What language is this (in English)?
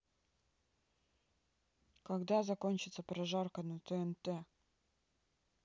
Russian